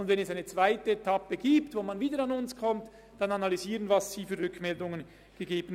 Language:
Swiss German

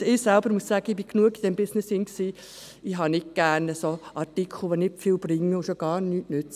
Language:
Swiss German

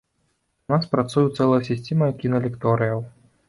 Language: Belarusian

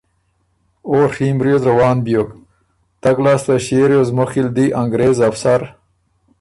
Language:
Ormuri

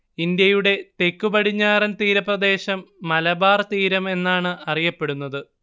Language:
Malayalam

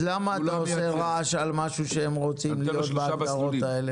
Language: Hebrew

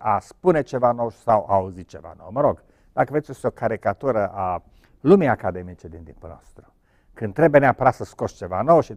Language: Romanian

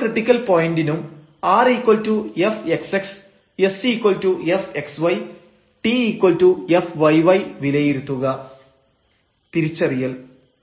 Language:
Malayalam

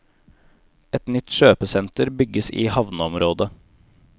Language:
Norwegian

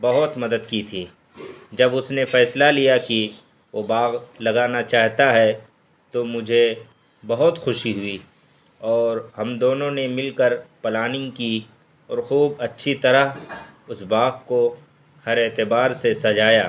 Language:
Urdu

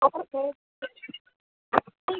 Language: Maithili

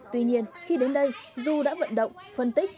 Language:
Vietnamese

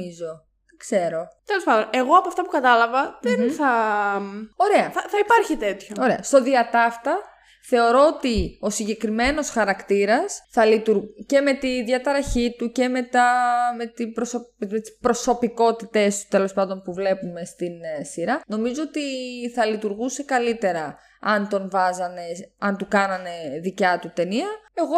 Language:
Greek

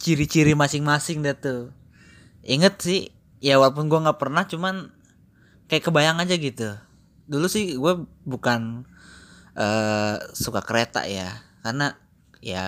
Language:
Indonesian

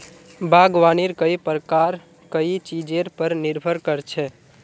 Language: Magahi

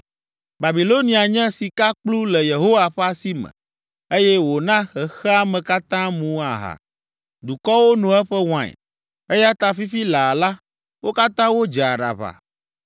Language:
Ewe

